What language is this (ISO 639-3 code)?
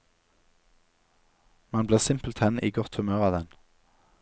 nor